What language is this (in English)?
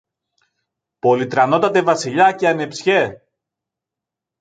Greek